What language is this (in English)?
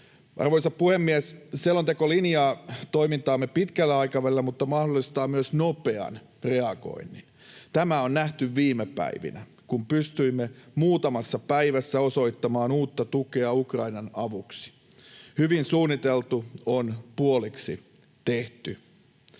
Finnish